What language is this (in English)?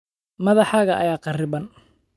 Somali